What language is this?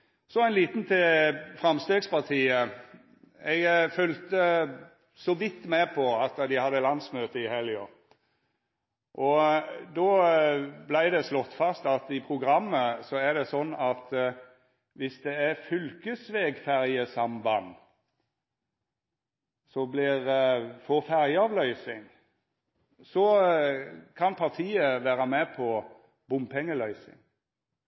Norwegian Nynorsk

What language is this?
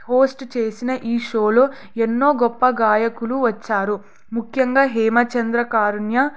Telugu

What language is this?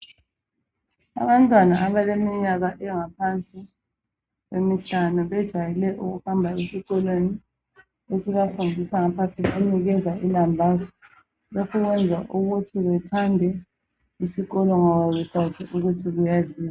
North Ndebele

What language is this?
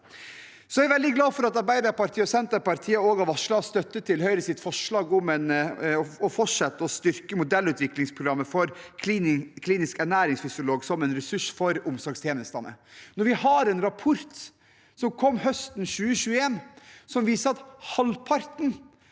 Norwegian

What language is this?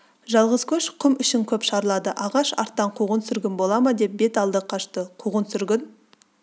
Kazakh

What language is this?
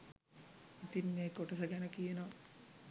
Sinhala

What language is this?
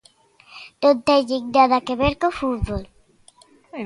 Galician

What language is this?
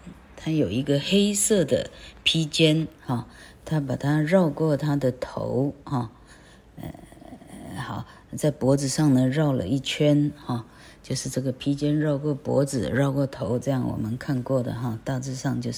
Chinese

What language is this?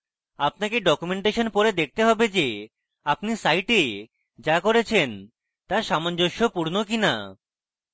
Bangla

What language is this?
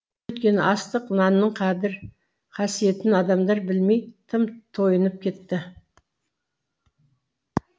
Kazakh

